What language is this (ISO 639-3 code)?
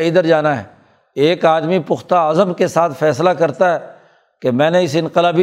urd